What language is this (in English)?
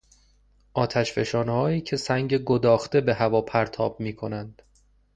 Persian